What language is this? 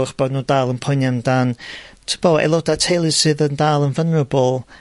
Welsh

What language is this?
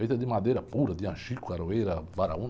Portuguese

